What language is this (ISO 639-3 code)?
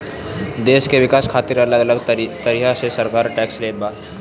bho